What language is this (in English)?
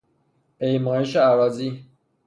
Persian